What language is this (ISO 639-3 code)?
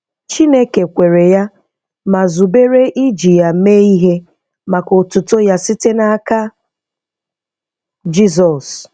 ibo